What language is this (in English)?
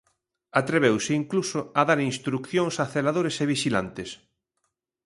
Galician